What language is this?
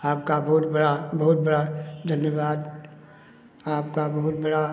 Hindi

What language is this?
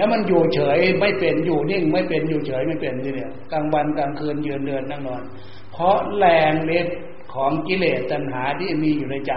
Thai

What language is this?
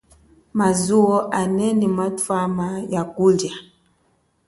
Chokwe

